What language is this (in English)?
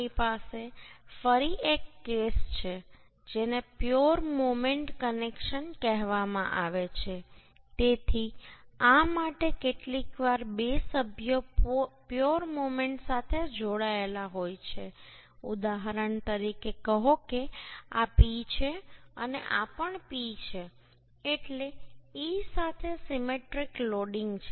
Gujarati